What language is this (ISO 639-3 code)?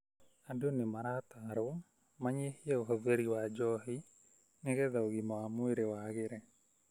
kik